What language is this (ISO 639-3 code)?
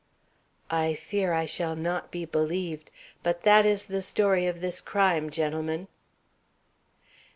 eng